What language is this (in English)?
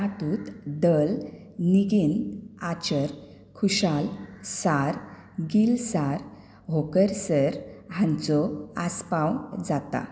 Konkani